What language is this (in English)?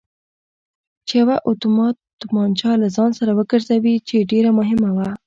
Pashto